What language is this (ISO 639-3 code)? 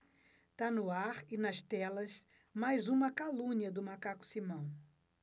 por